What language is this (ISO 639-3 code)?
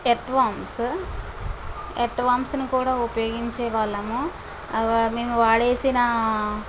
tel